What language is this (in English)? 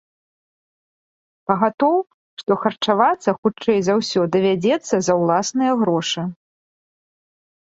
Belarusian